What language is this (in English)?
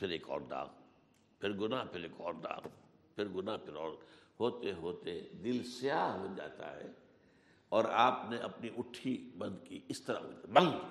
Urdu